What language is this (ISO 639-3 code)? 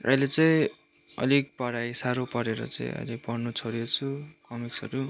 nep